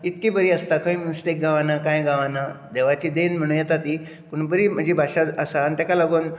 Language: Konkani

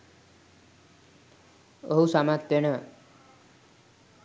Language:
Sinhala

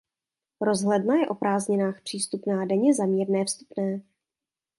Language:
Czech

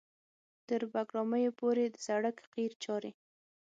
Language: Pashto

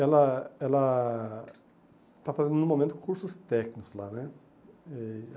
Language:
Portuguese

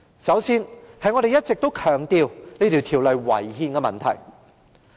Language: Cantonese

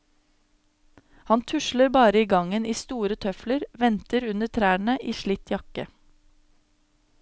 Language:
Norwegian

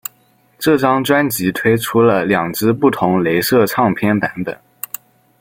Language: Chinese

